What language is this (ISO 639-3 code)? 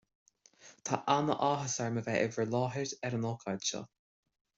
gle